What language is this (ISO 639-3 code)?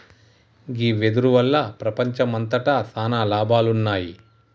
tel